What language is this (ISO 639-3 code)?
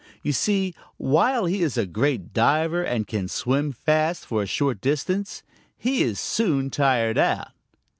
eng